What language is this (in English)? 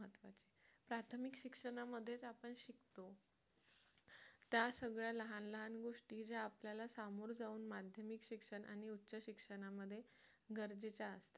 Marathi